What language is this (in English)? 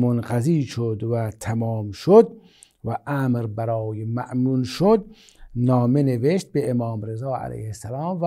Persian